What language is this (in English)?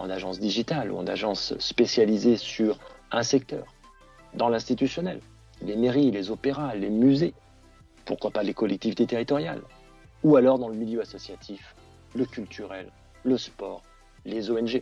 French